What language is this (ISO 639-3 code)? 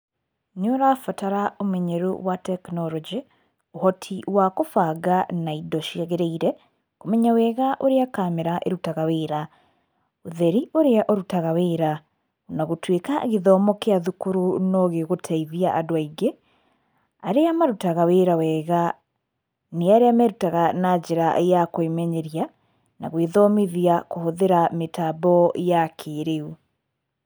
kik